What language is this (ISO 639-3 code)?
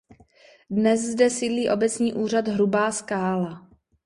ces